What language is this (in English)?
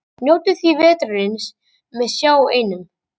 Icelandic